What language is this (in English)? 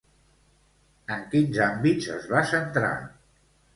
Catalan